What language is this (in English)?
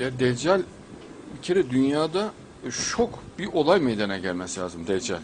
Turkish